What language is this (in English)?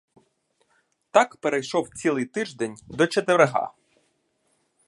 Ukrainian